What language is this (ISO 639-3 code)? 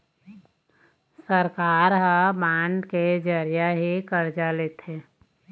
hne